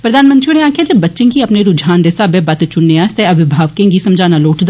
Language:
Dogri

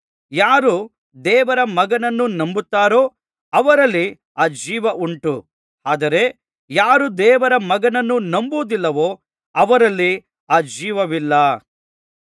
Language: Kannada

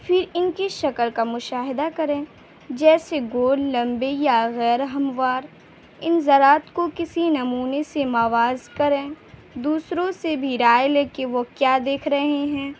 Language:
Urdu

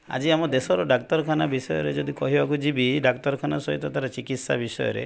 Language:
Odia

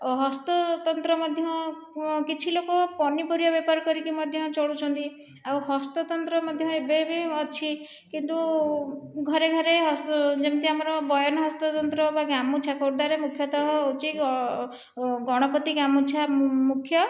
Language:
Odia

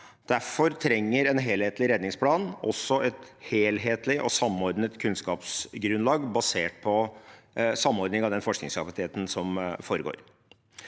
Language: Norwegian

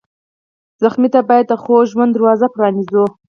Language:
Pashto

